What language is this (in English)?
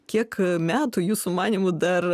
Lithuanian